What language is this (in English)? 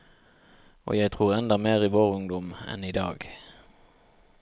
Norwegian